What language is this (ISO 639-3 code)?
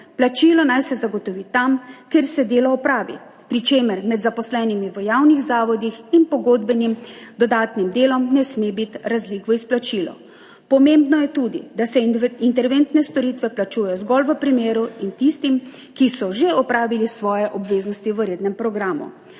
slv